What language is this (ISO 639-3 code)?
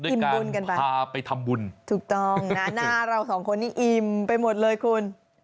tha